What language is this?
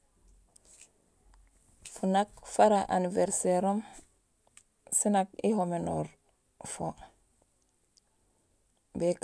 Gusilay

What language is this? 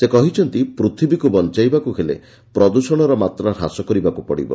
Odia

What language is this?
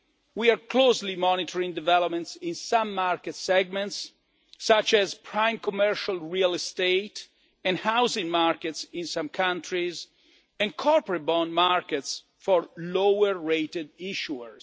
English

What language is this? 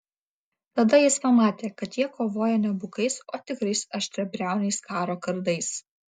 Lithuanian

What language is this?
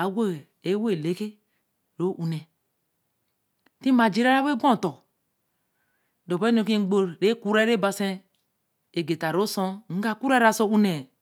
Eleme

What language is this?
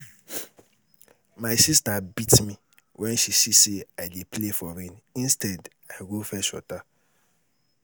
Nigerian Pidgin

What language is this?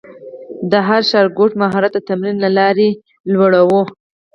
Pashto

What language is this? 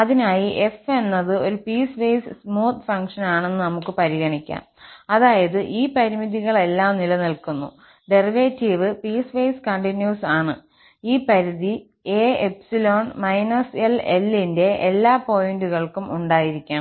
Malayalam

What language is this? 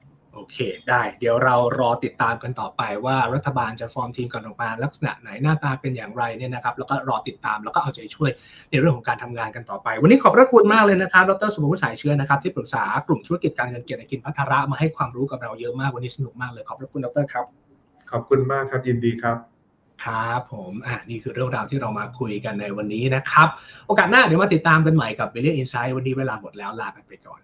Thai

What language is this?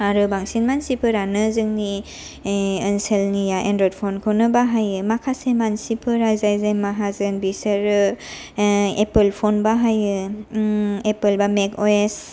Bodo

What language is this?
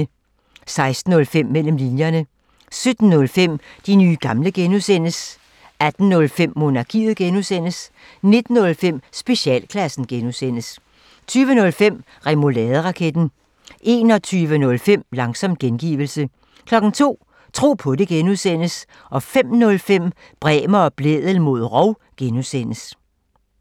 Danish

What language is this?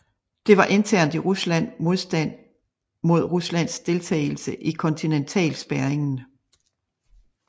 Danish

